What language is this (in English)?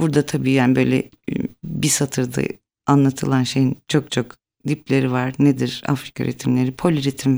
Turkish